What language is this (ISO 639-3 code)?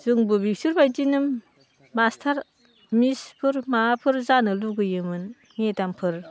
brx